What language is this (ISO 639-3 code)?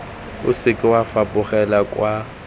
tsn